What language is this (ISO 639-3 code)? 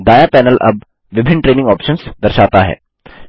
hin